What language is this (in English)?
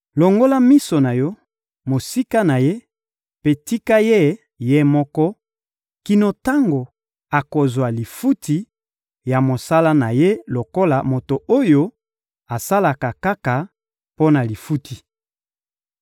Lingala